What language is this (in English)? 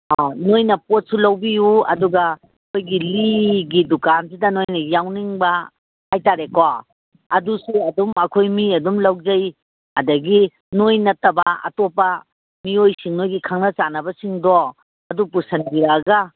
Manipuri